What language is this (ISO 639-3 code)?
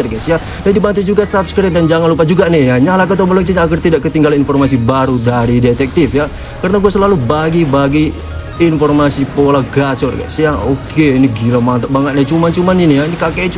ind